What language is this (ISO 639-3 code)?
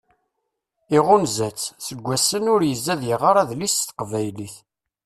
kab